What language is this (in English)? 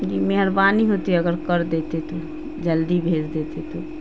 Urdu